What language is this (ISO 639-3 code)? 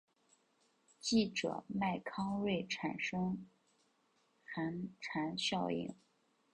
zho